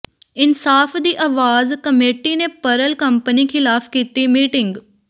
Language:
Punjabi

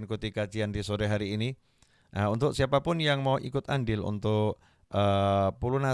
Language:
Indonesian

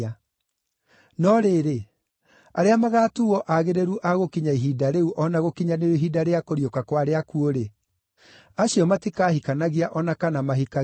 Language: Kikuyu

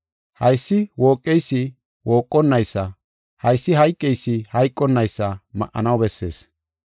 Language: Gofa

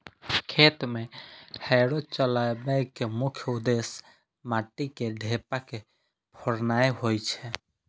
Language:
Maithili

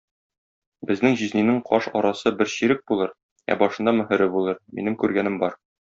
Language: Tatar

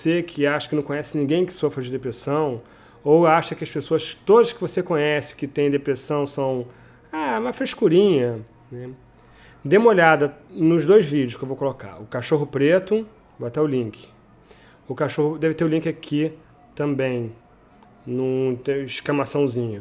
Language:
Portuguese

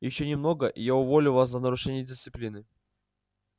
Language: Russian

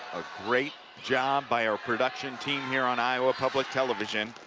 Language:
English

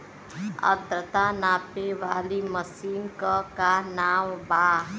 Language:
Bhojpuri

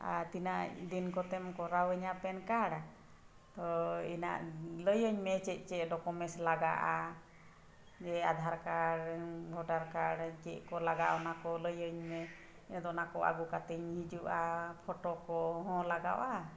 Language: Santali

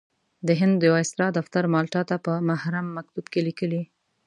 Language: Pashto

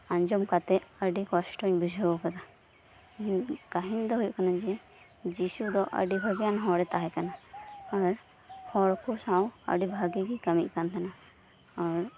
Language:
Santali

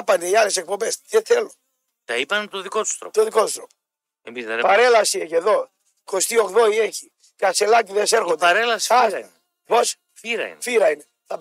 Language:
Greek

